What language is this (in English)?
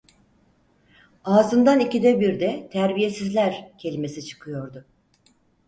Turkish